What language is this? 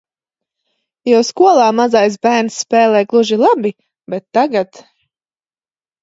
Latvian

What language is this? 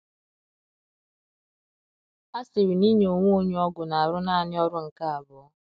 Igbo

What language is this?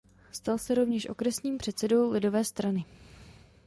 Czech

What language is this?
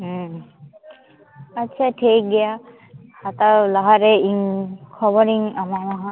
Santali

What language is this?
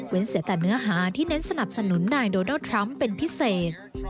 Thai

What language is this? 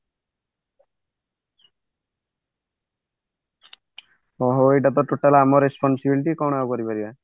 Odia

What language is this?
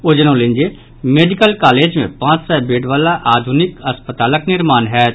Maithili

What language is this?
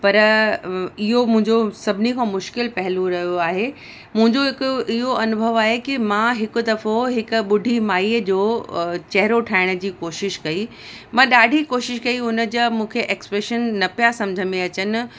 Sindhi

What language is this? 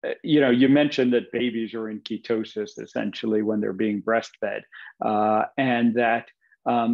English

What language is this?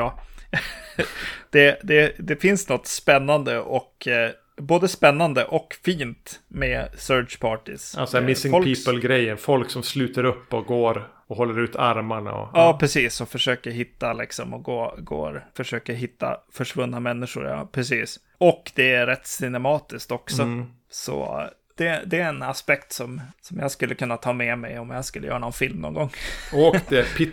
Swedish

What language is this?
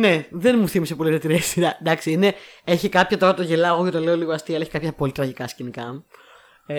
Greek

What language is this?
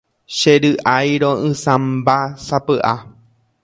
Guarani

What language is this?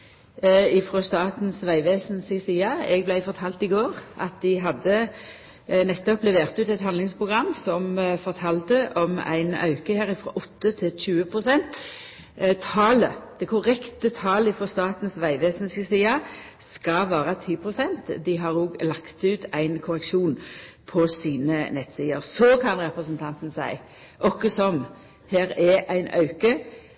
Norwegian Nynorsk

